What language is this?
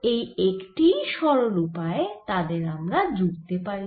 Bangla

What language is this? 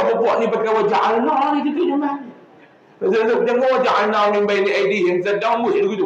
Malay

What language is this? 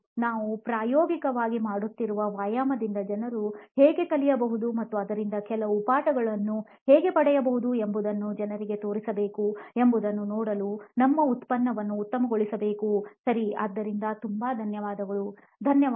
Kannada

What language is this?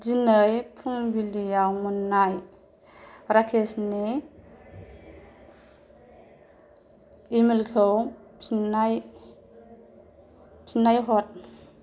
Bodo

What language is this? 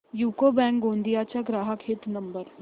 Marathi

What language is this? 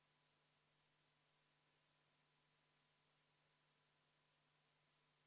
Estonian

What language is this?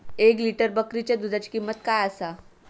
Marathi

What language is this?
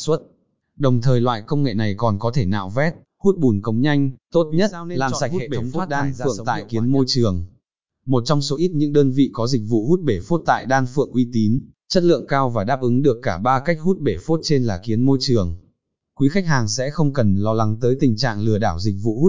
Vietnamese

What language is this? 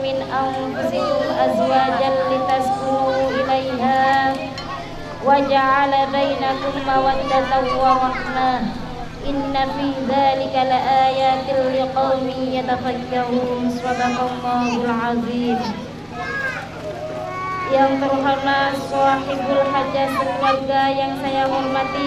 Indonesian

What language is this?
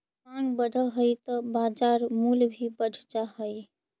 Magahi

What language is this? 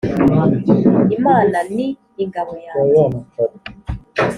Kinyarwanda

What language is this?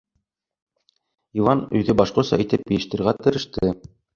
Bashkir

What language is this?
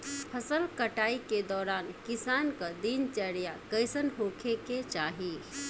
Bhojpuri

